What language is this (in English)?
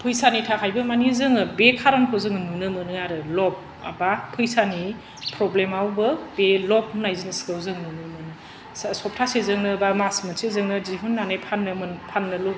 Bodo